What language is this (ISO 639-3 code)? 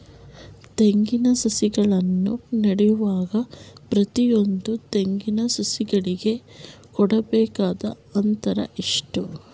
kan